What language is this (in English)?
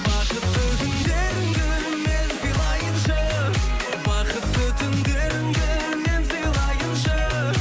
Kazakh